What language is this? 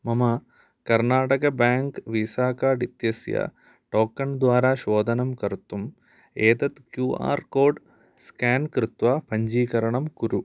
Sanskrit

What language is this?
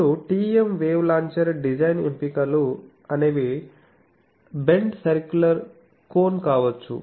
Telugu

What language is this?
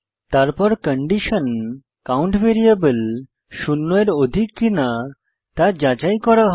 Bangla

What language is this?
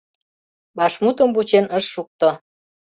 Mari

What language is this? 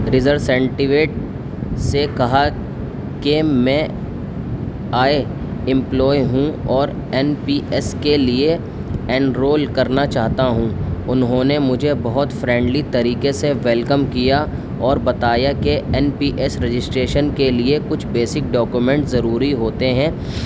Urdu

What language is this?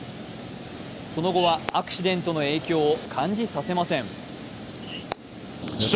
Japanese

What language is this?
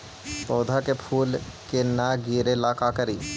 Magahi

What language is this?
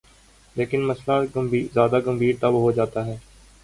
Urdu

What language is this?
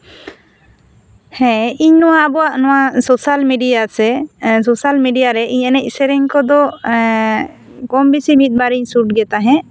Santali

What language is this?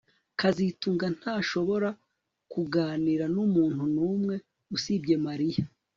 Kinyarwanda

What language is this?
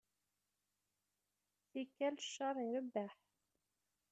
Kabyle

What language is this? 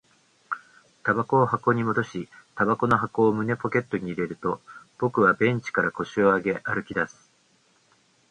Japanese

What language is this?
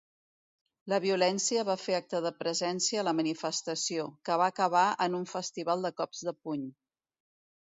Catalan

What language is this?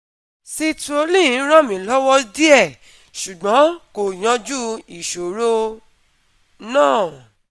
Yoruba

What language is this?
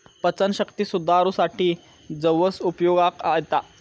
Marathi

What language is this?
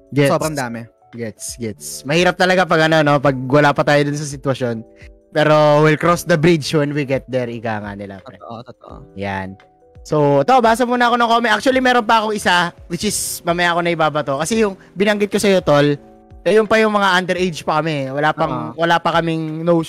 Filipino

